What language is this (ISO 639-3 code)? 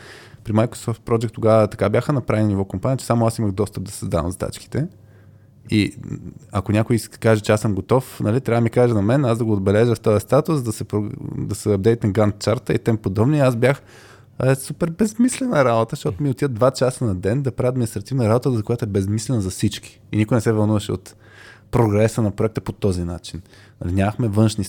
bul